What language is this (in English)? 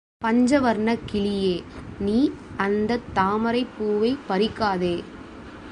Tamil